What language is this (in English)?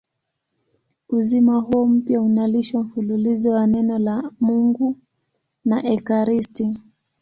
Swahili